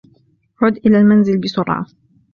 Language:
Arabic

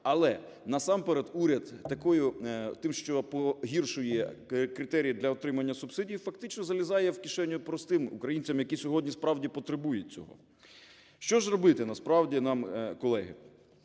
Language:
Ukrainian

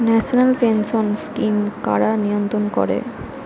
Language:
Bangla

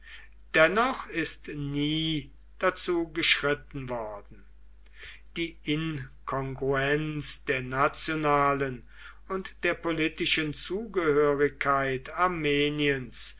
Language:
German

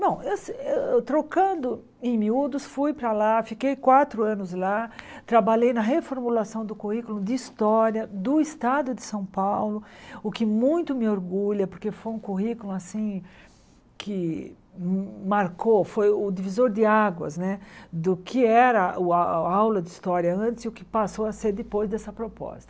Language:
Portuguese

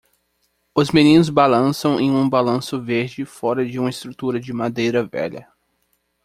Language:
Portuguese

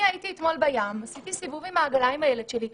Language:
Hebrew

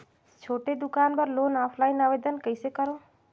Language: Chhattisgarhi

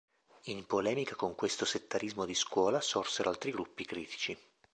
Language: Italian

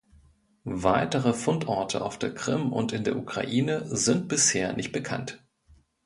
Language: German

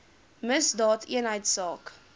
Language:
Afrikaans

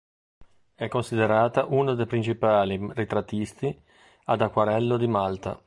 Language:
Italian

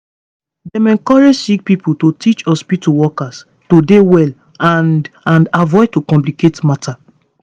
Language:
Nigerian Pidgin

